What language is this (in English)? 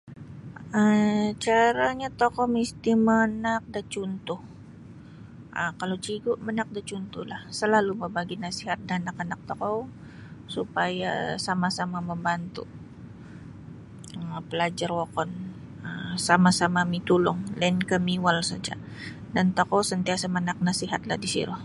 Sabah Bisaya